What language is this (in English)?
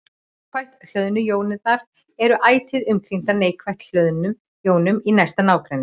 Icelandic